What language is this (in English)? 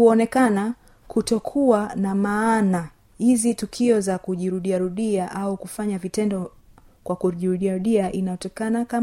Swahili